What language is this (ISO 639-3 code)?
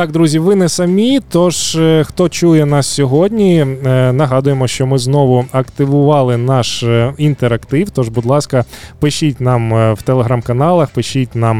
ukr